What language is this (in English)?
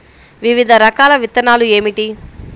Telugu